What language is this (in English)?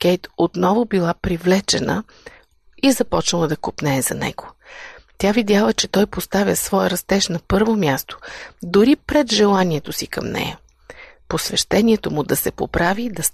Bulgarian